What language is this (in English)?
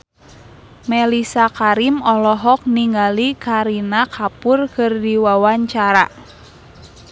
Sundanese